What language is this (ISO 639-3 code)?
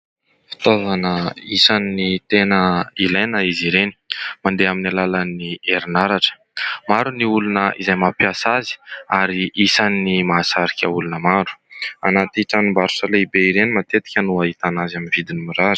mlg